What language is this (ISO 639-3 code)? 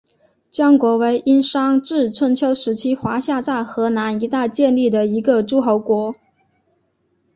zho